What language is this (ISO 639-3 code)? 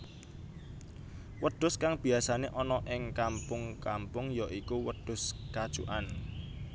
jav